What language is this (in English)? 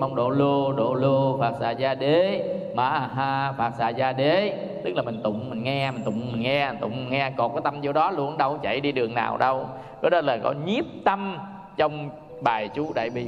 Vietnamese